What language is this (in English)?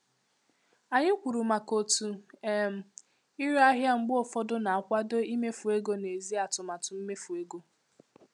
Igbo